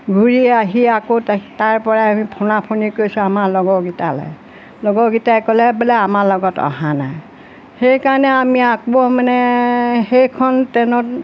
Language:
Assamese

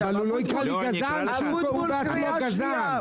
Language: Hebrew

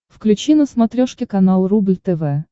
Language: Russian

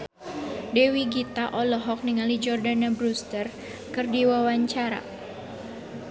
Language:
Sundanese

